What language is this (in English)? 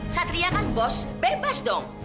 Indonesian